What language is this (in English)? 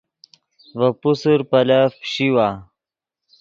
Yidgha